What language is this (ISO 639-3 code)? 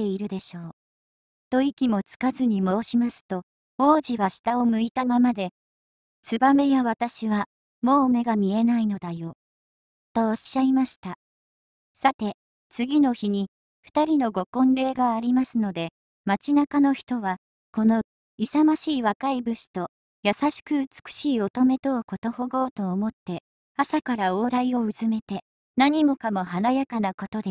jpn